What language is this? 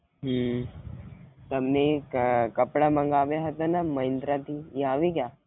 Gujarati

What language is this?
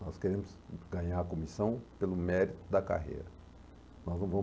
Portuguese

